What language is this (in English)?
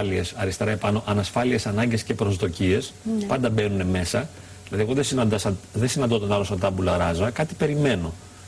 Greek